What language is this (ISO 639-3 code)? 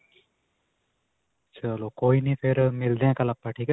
pan